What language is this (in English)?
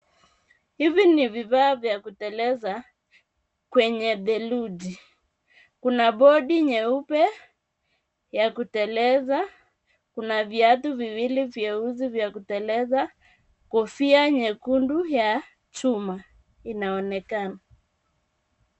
Swahili